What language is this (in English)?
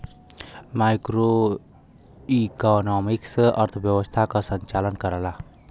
Bhojpuri